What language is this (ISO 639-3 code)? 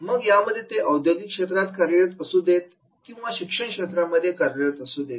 mar